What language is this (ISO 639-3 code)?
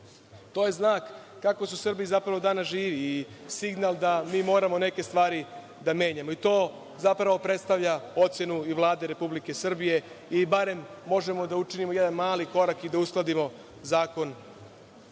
srp